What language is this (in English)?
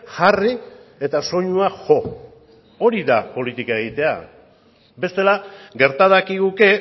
Basque